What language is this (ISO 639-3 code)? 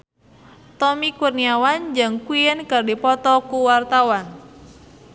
sun